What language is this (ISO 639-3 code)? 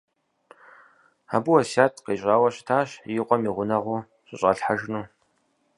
kbd